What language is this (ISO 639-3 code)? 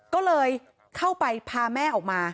tha